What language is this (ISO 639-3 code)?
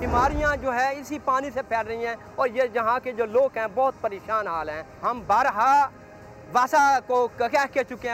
urd